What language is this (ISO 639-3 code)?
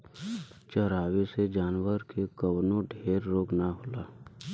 bho